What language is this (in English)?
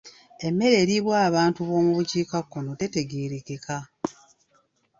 Ganda